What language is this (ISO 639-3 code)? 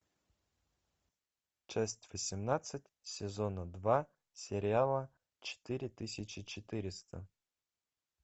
rus